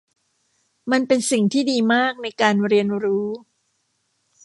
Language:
Thai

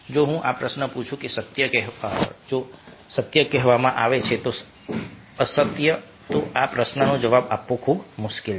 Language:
Gujarati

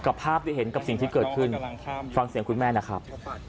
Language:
Thai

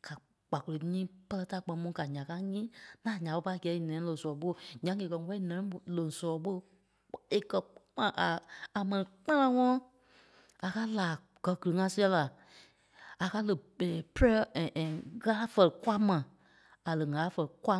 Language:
Kpelle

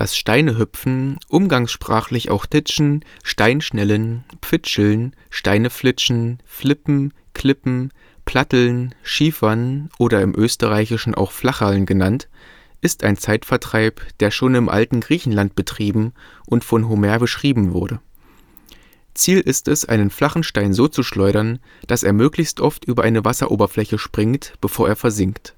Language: German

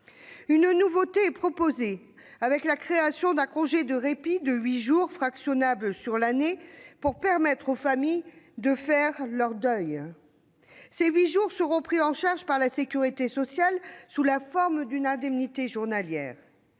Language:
French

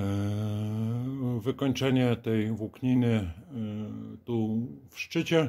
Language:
Polish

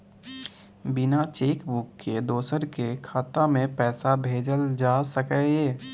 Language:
Maithili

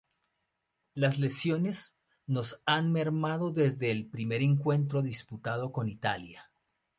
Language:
Spanish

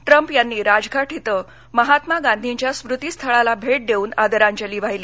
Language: Marathi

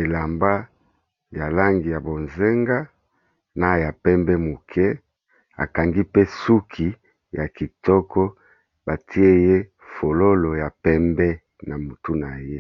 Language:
Lingala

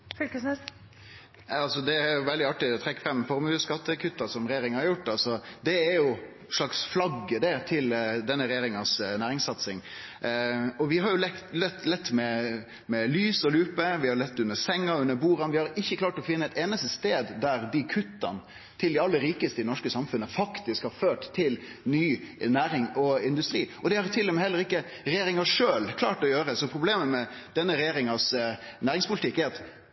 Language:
Norwegian Nynorsk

